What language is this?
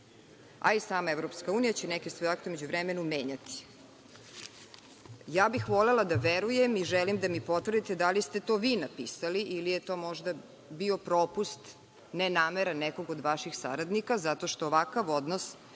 Serbian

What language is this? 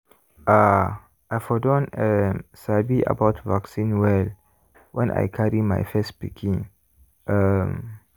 Nigerian Pidgin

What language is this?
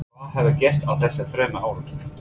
Icelandic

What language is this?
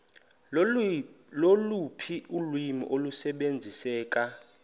Xhosa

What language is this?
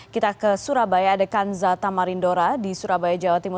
Indonesian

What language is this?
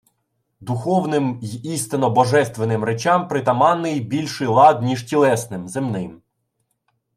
Ukrainian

